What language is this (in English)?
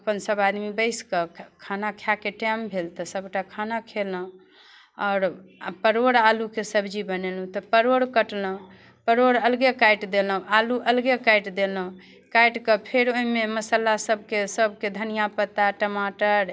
Maithili